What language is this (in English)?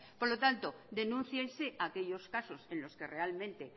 Spanish